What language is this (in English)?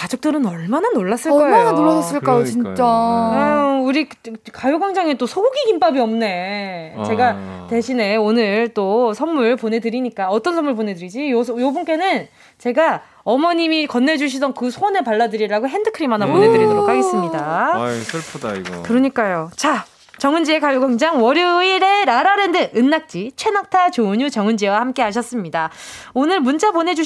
Korean